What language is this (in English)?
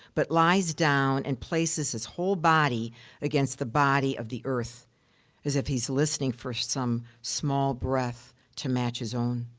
English